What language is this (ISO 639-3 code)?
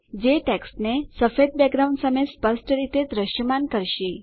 guj